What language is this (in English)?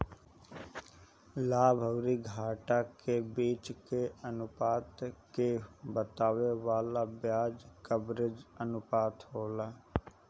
Bhojpuri